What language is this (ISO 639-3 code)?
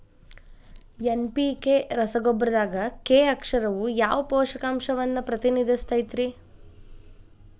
kan